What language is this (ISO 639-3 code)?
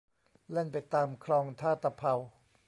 tha